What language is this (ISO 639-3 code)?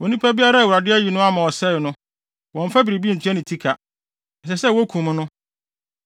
aka